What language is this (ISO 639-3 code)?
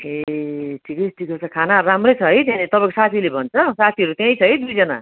nep